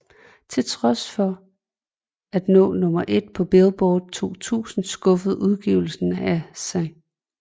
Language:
Danish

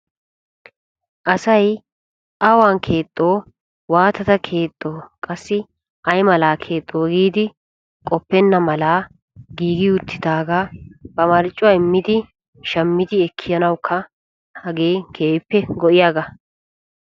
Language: Wolaytta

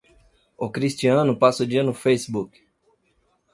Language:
Portuguese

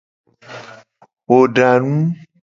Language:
Gen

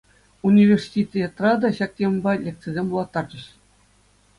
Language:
Chuvash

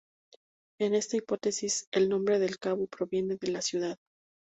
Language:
Spanish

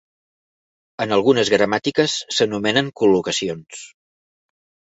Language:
Catalan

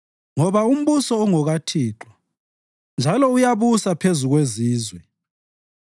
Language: North Ndebele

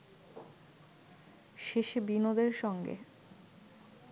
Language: Bangla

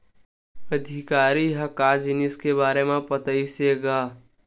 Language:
Chhattisgarhi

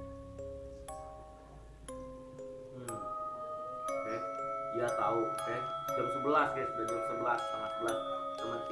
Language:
Indonesian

